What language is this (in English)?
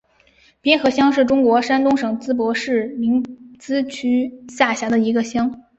Chinese